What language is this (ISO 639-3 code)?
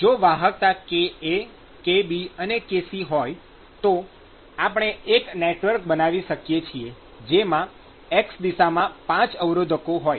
guj